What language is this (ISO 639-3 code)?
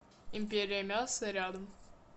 rus